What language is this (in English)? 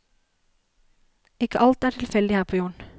Norwegian